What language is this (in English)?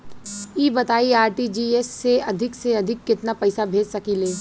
Bhojpuri